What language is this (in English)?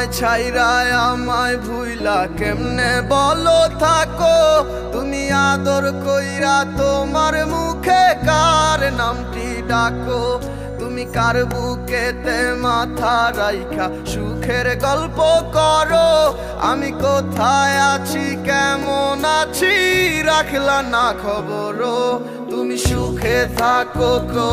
Romanian